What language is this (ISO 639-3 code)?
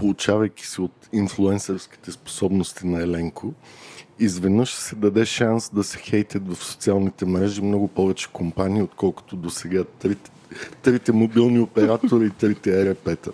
bul